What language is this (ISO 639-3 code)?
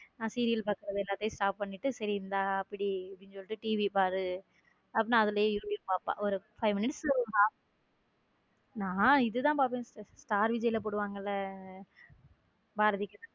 tam